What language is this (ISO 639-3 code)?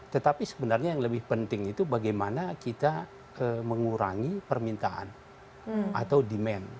ind